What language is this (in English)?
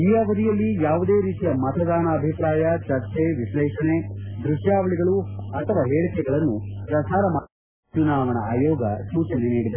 Kannada